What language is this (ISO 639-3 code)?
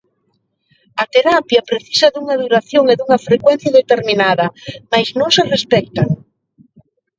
glg